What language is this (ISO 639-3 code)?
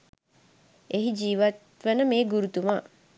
sin